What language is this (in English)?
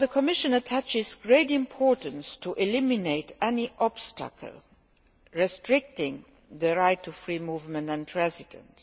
English